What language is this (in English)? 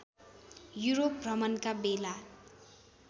Nepali